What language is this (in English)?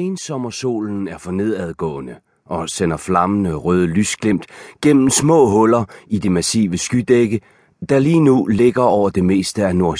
Danish